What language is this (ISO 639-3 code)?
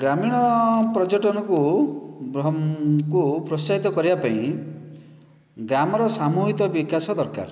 ori